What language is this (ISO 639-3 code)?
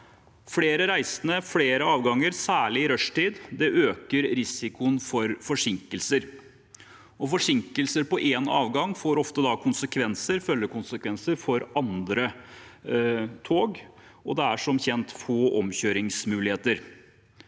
nor